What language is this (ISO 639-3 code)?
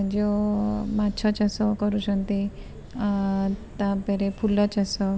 ori